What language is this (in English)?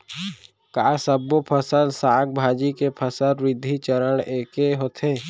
Chhattisgarhi